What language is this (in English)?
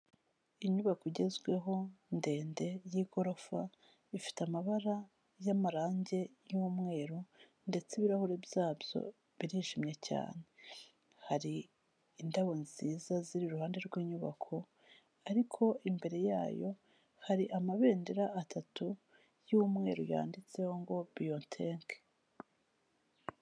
Kinyarwanda